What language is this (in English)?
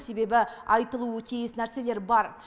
Kazakh